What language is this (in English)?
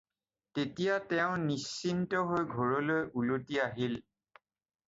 Assamese